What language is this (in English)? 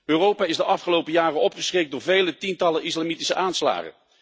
Dutch